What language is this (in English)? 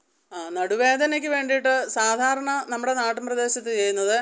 Malayalam